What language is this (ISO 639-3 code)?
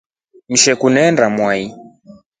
rof